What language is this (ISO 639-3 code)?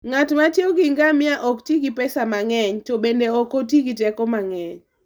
luo